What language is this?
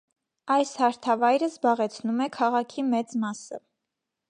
Armenian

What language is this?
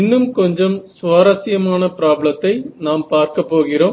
Tamil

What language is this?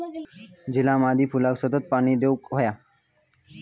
Marathi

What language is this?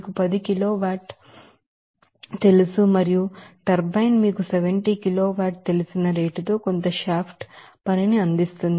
Telugu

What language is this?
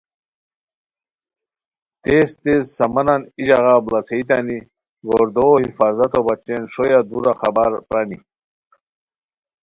Khowar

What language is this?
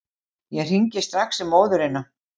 Icelandic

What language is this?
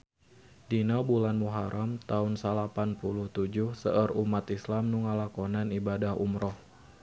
Sundanese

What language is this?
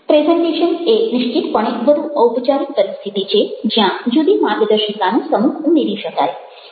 Gujarati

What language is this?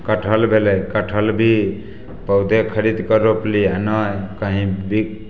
Maithili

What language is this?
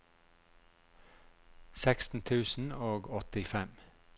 Norwegian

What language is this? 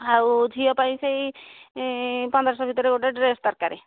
Odia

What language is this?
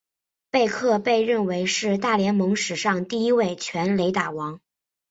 Chinese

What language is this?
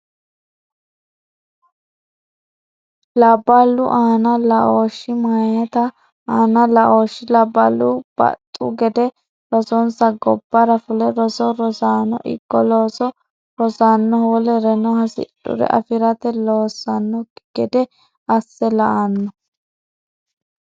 Sidamo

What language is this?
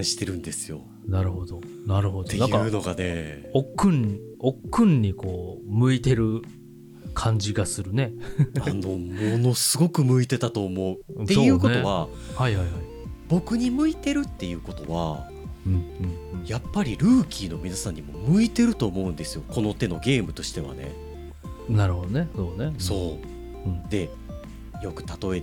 Japanese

